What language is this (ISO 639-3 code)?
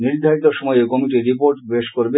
ben